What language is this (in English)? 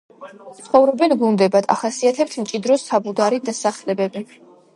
Georgian